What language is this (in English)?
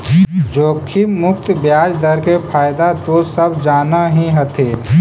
Magahi